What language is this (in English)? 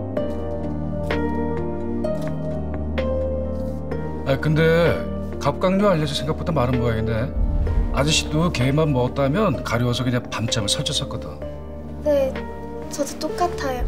Korean